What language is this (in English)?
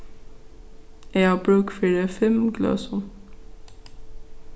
Faroese